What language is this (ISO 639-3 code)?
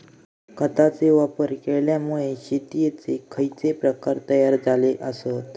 mar